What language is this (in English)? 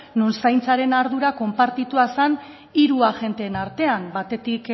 Basque